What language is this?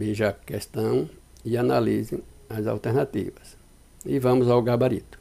Portuguese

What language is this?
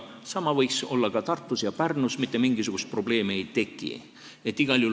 Estonian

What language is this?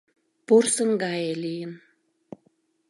Mari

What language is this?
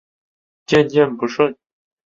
Chinese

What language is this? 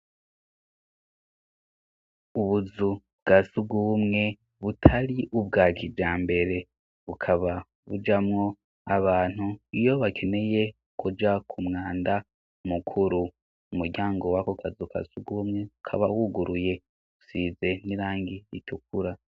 Rundi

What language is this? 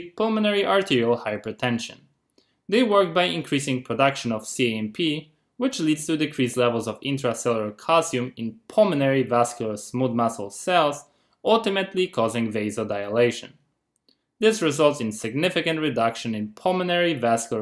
English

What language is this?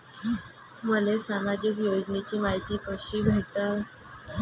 Marathi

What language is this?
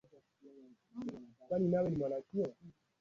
Swahili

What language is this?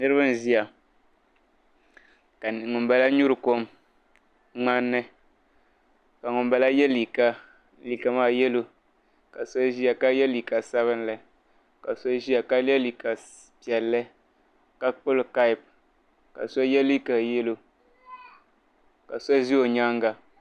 Dagbani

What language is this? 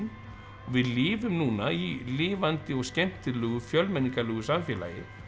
Icelandic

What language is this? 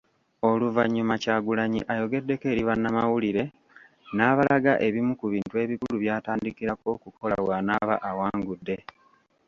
Ganda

